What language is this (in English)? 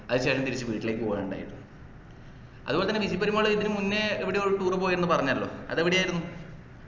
Malayalam